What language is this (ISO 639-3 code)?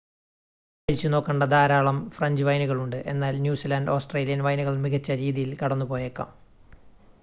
mal